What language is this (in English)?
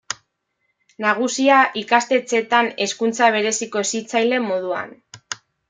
Basque